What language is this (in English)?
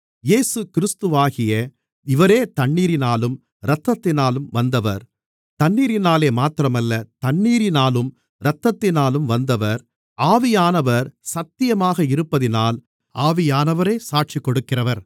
Tamil